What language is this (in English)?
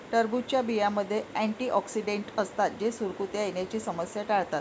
Marathi